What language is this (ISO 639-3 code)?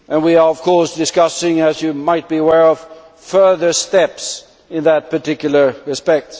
eng